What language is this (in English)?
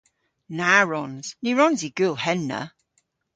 Cornish